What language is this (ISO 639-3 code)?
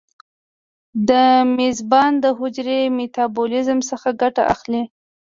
pus